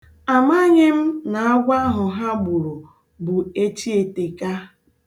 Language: Igbo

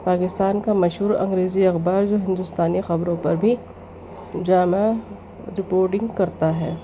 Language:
Urdu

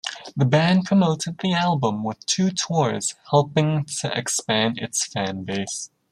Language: English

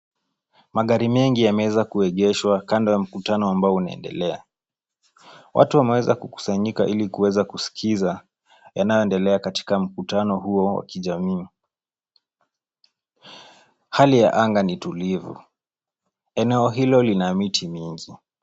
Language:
Swahili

